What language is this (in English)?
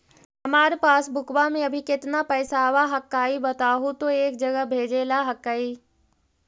Magahi